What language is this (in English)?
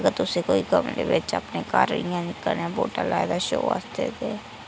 Dogri